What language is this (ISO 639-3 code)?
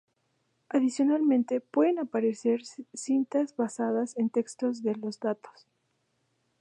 spa